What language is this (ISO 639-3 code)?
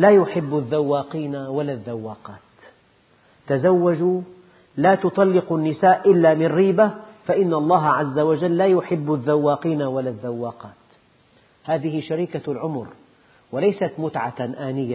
ara